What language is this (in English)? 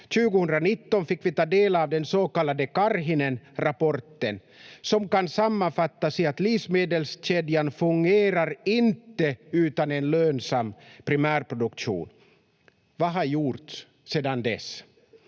Finnish